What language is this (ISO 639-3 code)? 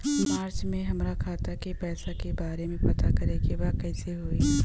bho